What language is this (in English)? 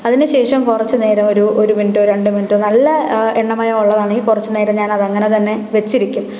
Malayalam